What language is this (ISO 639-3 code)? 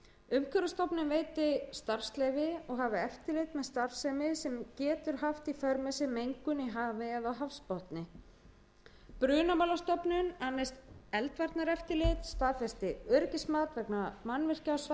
isl